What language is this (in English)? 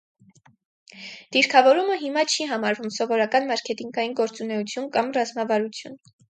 Armenian